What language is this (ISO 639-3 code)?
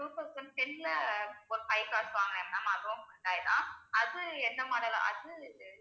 tam